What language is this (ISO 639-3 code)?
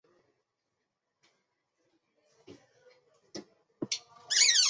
zho